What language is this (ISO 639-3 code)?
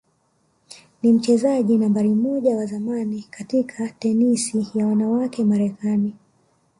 swa